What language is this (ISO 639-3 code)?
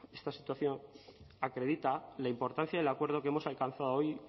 spa